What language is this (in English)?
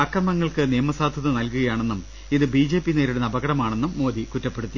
Malayalam